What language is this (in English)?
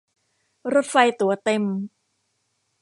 Thai